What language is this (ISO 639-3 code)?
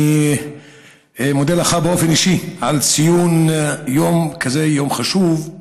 heb